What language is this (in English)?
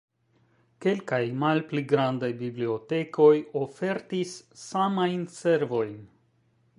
Esperanto